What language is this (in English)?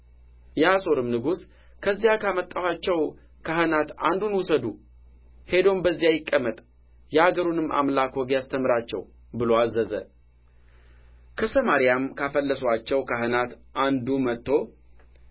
Amharic